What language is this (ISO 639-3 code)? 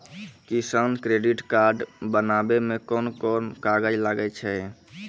mai